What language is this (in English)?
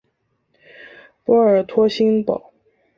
Chinese